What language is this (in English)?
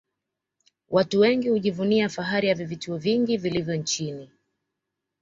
Swahili